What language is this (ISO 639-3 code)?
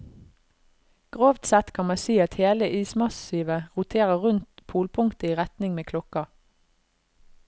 nor